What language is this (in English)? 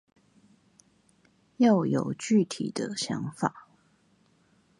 Chinese